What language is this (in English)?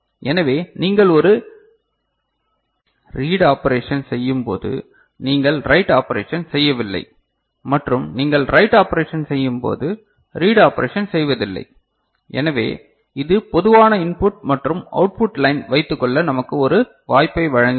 Tamil